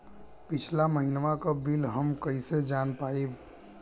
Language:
Bhojpuri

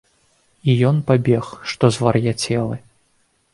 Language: Belarusian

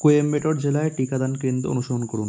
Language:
Bangla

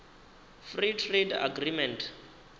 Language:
Venda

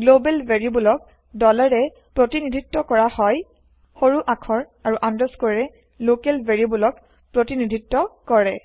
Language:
Assamese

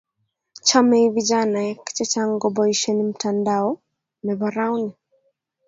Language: Kalenjin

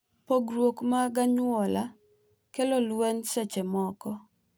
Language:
Luo (Kenya and Tanzania)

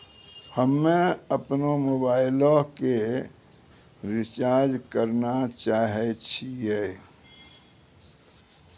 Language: Maithili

